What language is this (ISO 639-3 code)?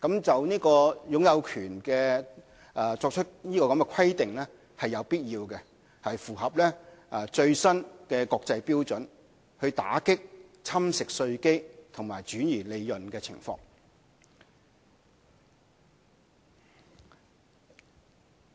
yue